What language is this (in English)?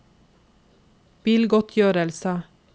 Norwegian